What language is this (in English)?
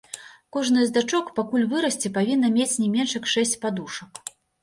Belarusian